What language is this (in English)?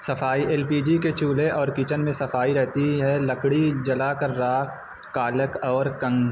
Urdu